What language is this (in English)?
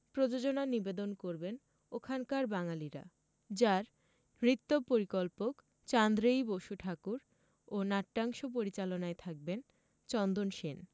Bangla